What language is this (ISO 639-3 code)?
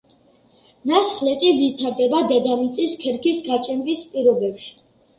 kat